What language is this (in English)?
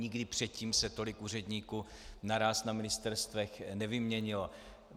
Czech